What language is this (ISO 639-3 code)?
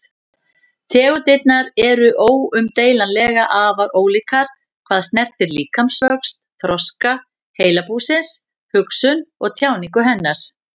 isl